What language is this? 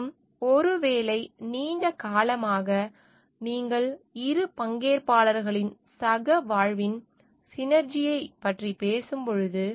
Tamil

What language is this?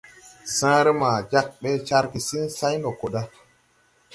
Tupuri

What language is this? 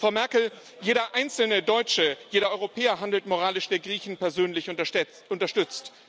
German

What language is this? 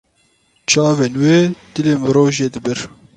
Kurdish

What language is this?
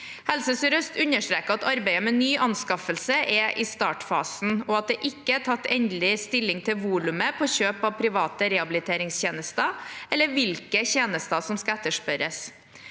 Norwegian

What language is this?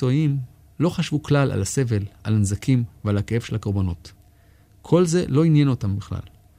Hebrew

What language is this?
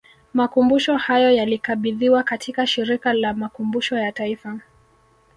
Swahili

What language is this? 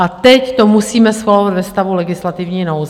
Czech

